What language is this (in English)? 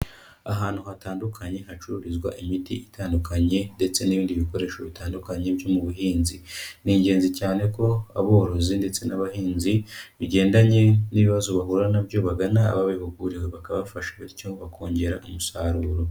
Kinyarwanda